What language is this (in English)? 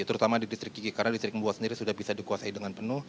Indonesian